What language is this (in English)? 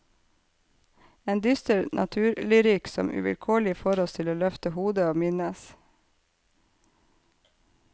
Norwegian